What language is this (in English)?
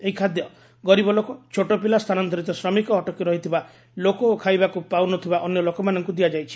Odia